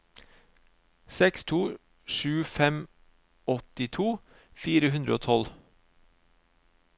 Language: Norwegian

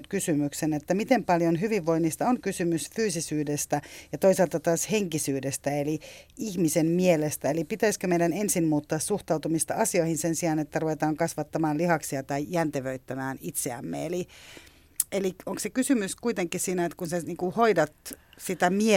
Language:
Finnish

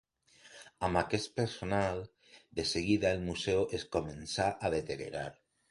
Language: Catalan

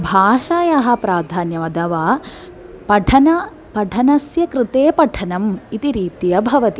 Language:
Sanskrit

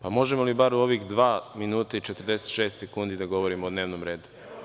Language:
Serbian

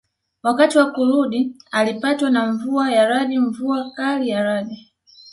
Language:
Swahili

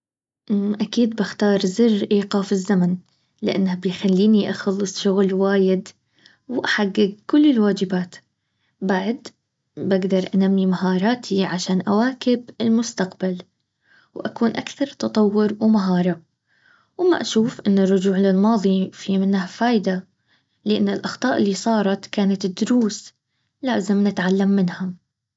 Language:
Baharna Arabic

